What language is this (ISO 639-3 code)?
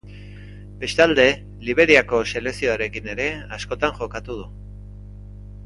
eus